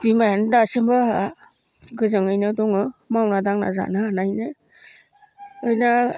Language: Bodo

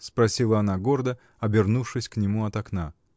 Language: Russian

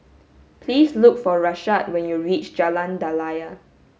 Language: English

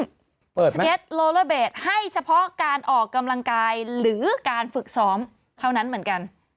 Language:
Thai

